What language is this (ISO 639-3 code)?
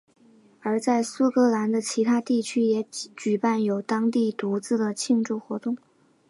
zho